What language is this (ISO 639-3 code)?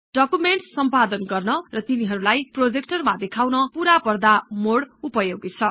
nep